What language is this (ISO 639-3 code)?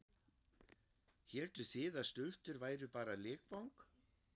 isl